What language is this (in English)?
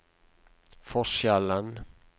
Norwegian